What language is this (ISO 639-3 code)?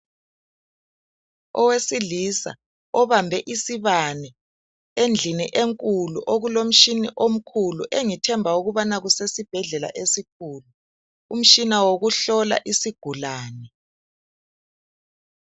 nde